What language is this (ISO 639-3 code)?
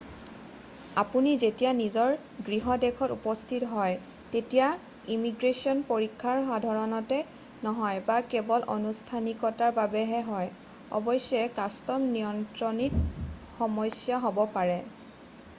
asm